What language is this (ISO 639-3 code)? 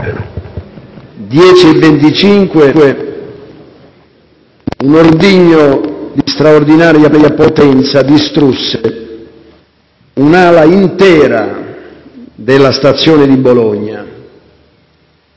ita